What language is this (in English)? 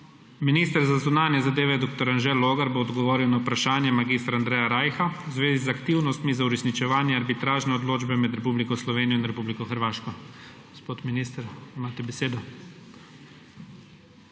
Slovenian